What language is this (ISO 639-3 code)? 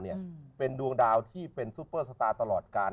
tha